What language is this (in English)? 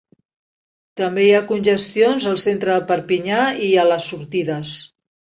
Catalan